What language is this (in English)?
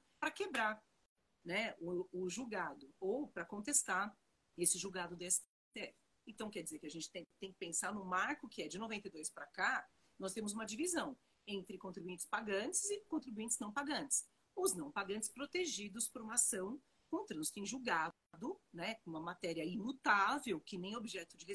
Portuguese